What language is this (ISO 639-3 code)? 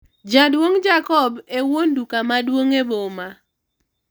luo